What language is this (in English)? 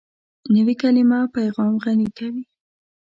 Pashto